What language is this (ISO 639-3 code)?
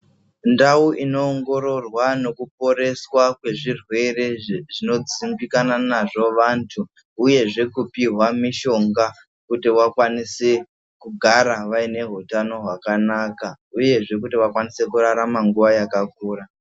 ndc